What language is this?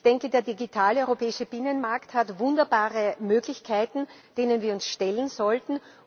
German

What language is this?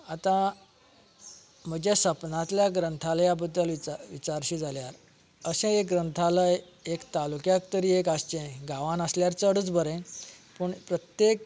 Konkani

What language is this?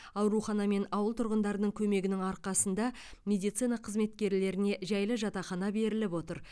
Kazakh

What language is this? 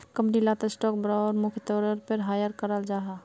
Magahi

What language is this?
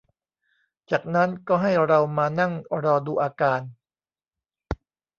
Thai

